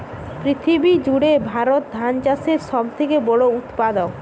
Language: Bangla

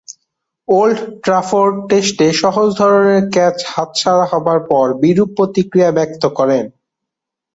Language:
Bangla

